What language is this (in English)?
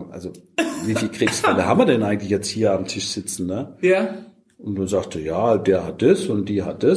German